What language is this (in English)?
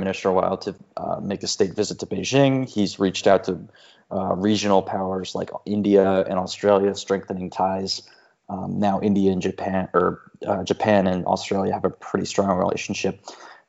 English